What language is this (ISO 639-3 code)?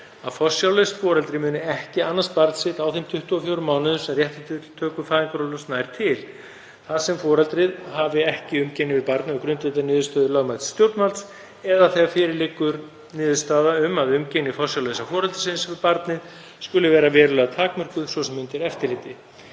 isl